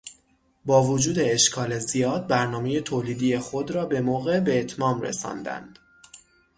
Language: Persian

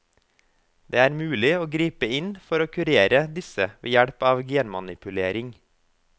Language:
Norwegian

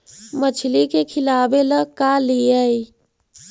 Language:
Magahi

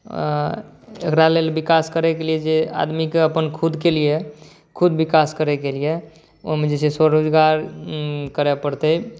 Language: Maithili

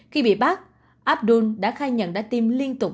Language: Vietnamese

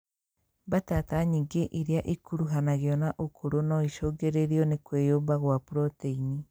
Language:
Kikuyu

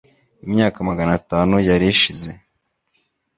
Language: Kinyarwanda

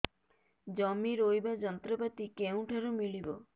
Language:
Odia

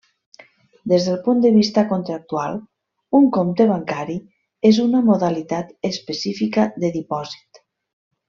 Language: Catalan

